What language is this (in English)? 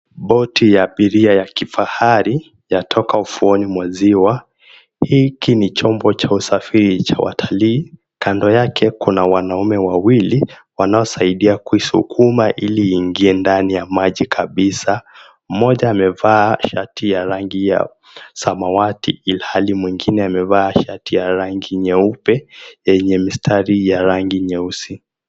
Swahili